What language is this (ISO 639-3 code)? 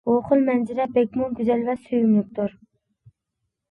uig